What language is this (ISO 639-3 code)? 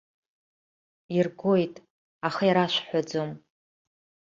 abk